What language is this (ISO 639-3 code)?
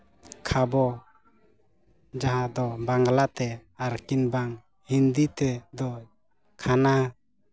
sat